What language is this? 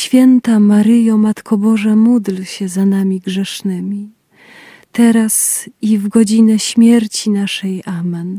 Polish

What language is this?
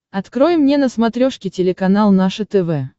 Russian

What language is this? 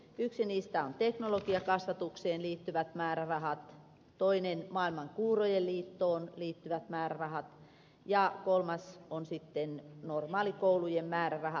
Finnish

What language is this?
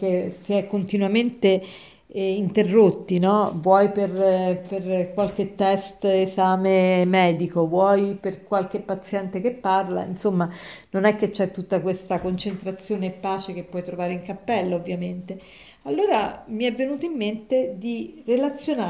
Italian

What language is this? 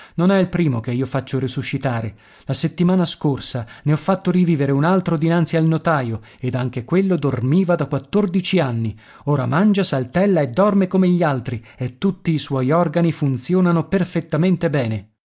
Italian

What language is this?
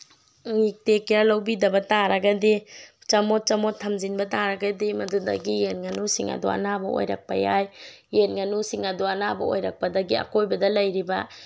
Manipuri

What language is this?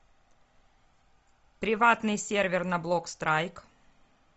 Russian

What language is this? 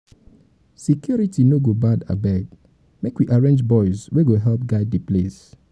Nigerian Pidgin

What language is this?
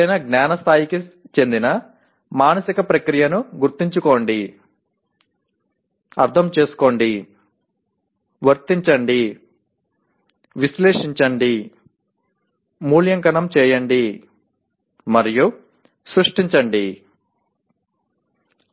Telugu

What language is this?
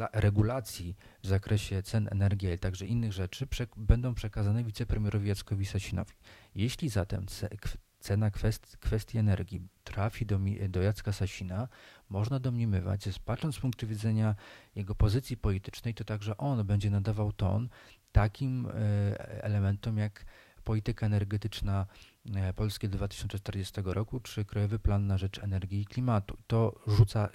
Polish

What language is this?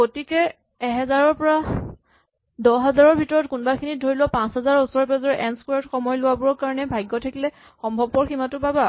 Assamese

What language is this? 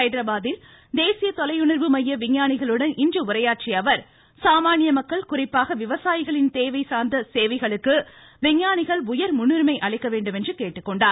Tamil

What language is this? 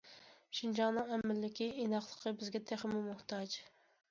Uyghur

